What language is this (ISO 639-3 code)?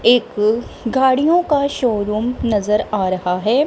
hin